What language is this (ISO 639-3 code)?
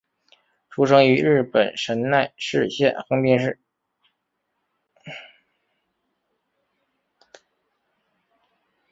zho